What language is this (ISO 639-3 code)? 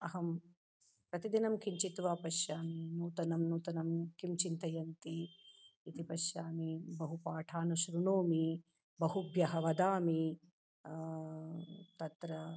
san